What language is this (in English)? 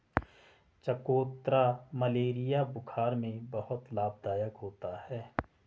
Hindi